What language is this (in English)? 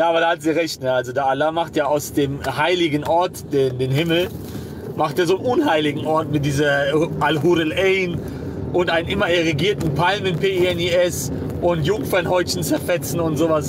German